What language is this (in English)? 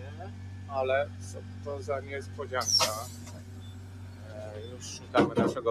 Polish